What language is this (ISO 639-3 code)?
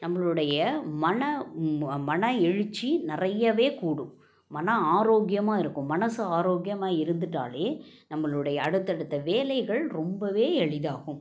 tam